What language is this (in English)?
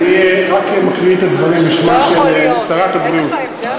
Hebrew